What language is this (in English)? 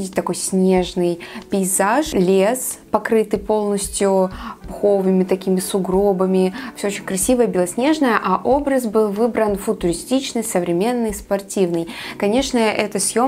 Russian